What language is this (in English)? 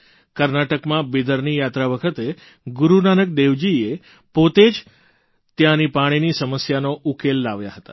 Gujarati